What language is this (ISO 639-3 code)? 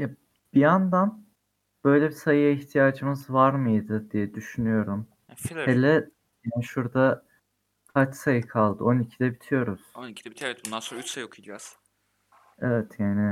tur